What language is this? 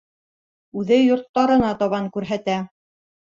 Bashkir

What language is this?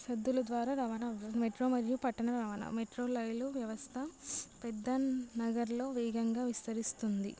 Telugu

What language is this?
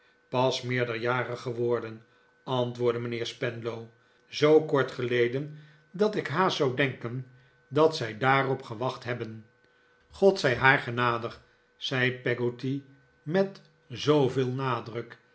Dutch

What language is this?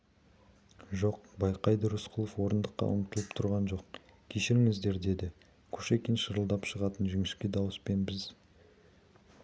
Kazakh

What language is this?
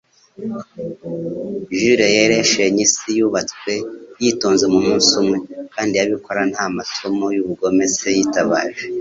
Kinyarwanda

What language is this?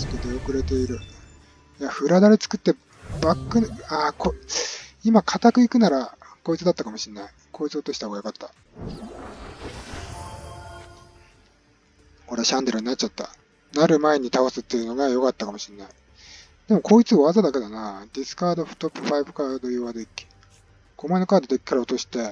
Japanese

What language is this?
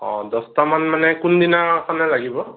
Assamese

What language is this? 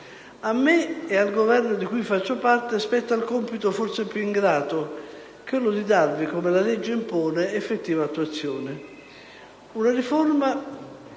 Italian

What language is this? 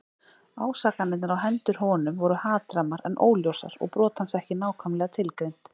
Icelandic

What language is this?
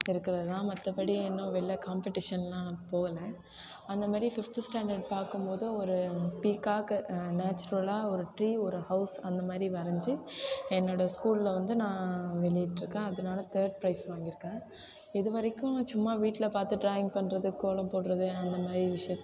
Tamil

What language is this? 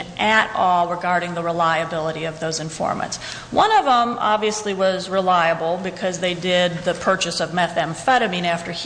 English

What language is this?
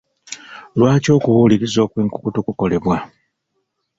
Ganda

